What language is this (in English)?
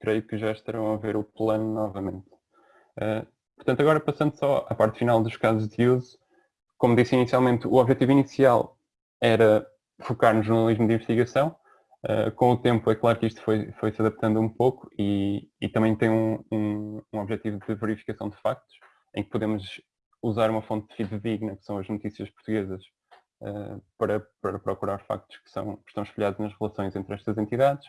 Portuguese